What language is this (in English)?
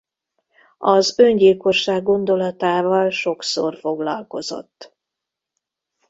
Hungarian